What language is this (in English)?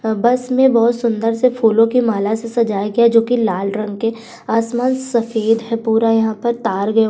Hindi